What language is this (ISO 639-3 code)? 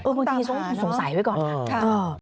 tha